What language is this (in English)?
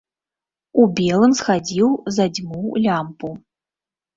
Belarusian